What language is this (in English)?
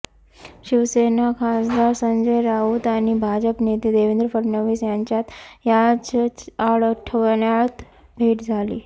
Marathi